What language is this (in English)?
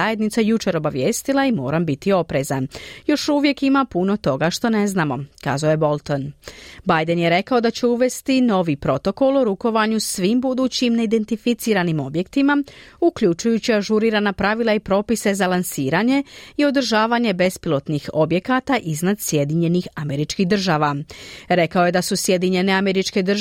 Croatian